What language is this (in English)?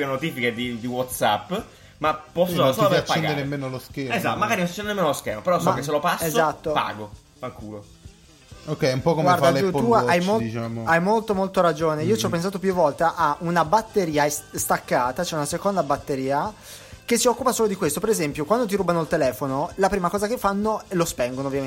Italian